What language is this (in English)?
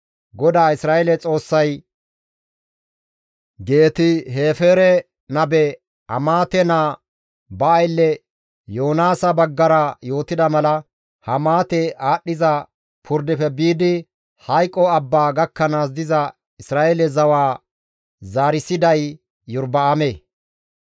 Gamo